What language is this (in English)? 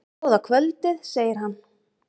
Icelandic